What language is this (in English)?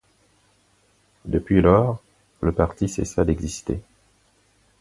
French